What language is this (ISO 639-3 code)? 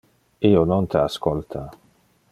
ina